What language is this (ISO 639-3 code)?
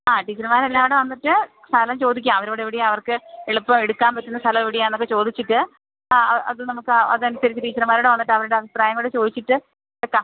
mal